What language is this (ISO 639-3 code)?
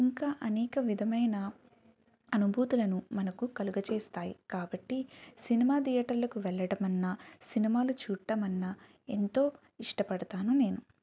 tel